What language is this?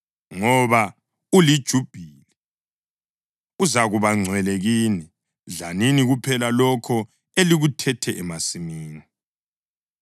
North Ndebele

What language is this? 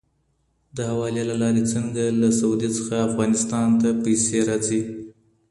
Pashto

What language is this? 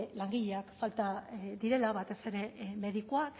Basque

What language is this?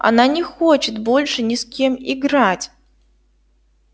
Russian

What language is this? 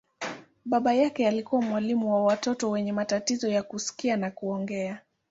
Swahili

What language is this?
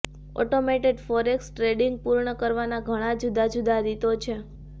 Gujarati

